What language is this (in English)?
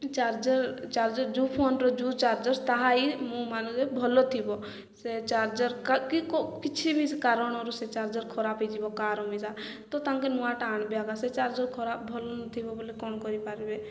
Odia